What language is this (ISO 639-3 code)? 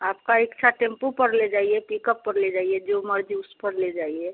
hin